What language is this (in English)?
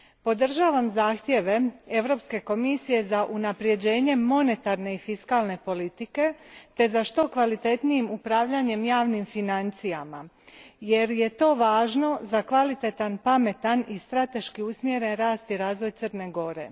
Croatian